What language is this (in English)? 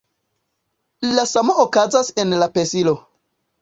Esperanto